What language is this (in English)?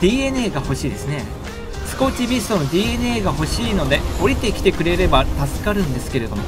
Japanese